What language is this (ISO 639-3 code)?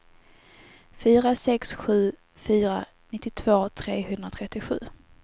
swe